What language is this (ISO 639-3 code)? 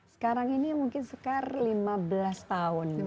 ind